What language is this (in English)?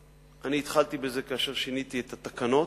Hebrew